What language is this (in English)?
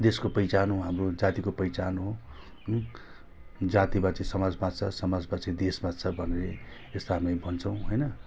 Nepali